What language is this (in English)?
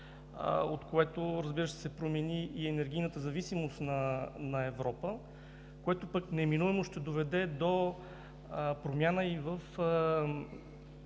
Bulgarian